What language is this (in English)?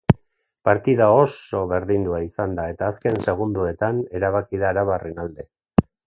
Basque